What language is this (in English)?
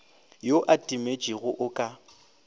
Northern Sotho